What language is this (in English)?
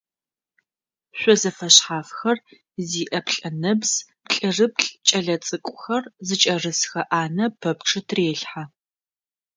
Adyghe